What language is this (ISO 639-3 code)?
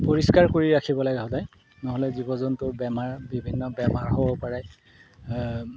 asm